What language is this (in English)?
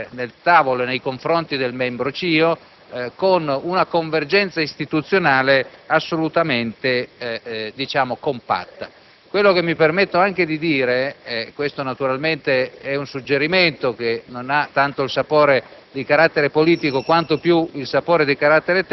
Italian